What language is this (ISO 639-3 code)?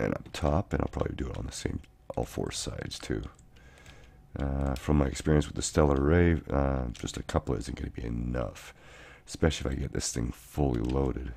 eng